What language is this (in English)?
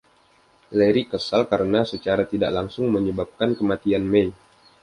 Indonesian